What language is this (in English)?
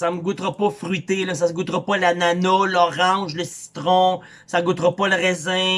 French